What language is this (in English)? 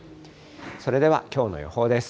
Japanese